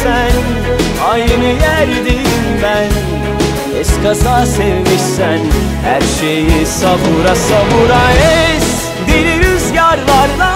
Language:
Turkish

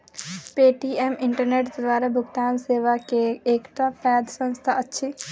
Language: Maithili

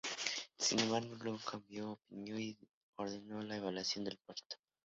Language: Spanish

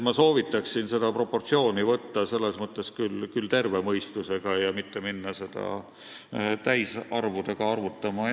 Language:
Estonian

